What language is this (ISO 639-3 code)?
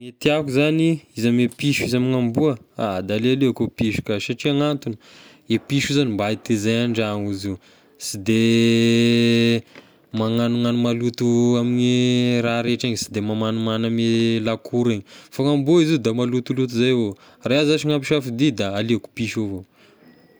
tkg